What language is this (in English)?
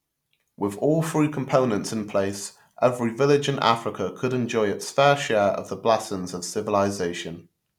English